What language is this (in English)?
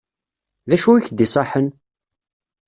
Kabyle